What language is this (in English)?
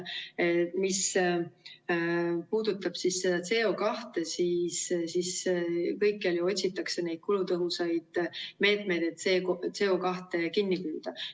Estonian